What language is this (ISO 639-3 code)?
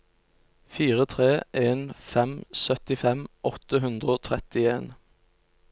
nor